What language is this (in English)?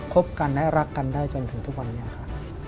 Thai